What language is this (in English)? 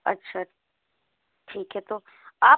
Hindi